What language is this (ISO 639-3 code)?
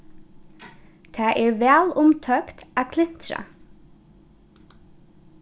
fao